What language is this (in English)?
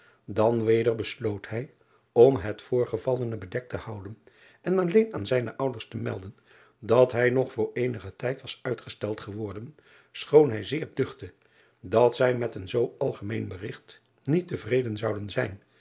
Dutch